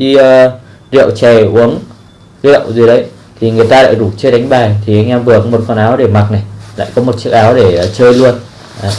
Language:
Vietnamese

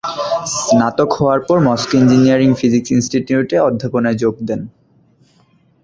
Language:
Bangla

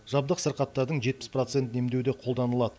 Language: Kazakh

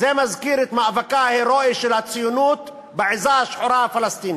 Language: Hebrew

